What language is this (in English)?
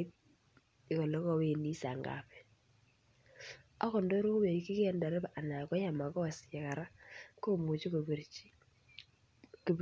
Kalenjin